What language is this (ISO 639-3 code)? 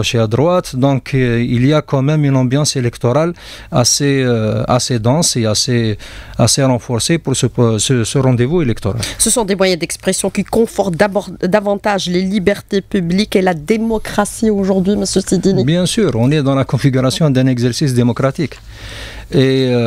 fra